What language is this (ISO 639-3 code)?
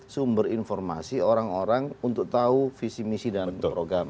ind